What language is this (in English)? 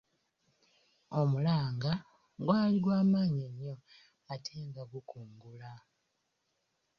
Ganda